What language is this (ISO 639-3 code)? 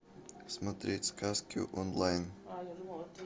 rus